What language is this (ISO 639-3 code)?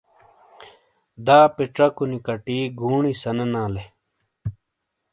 scl